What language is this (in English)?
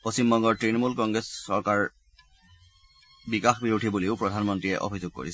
Assamese